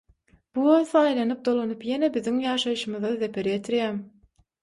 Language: Turkmen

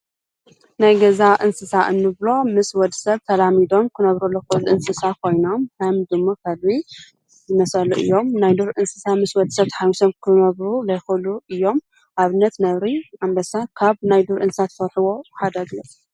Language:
Tigrinya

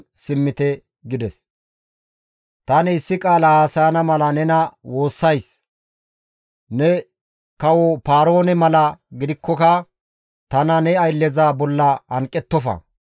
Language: Gamo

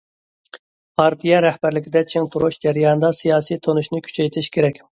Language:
Uyghur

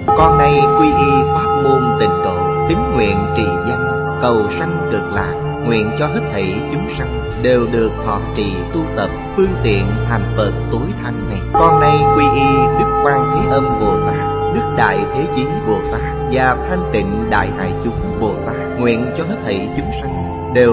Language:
Vietnamese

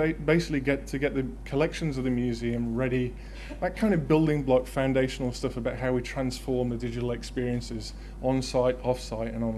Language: English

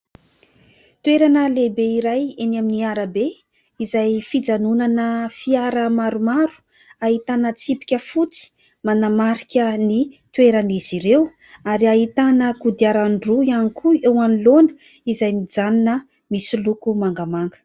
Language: Malagasy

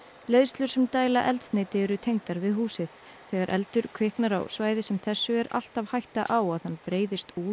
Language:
Icelandic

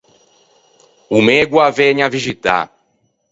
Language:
Ligurian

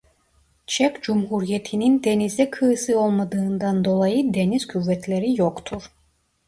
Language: Turkish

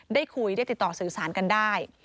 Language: Thai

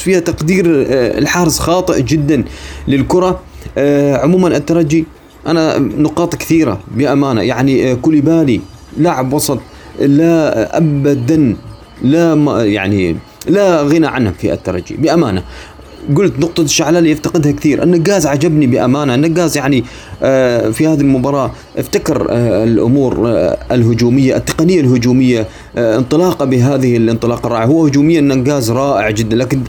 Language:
Arabic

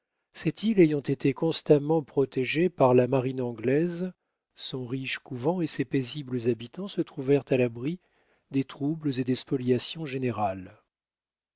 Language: French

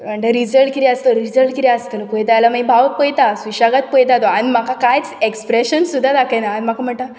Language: Konkani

